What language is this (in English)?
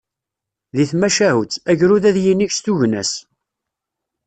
Kabyle